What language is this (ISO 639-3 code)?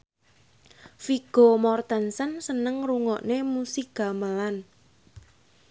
jav